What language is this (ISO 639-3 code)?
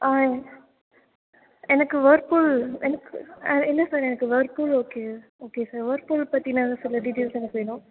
tam